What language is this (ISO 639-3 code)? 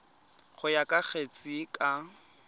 tsn